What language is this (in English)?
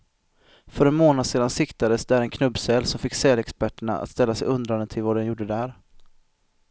Swedish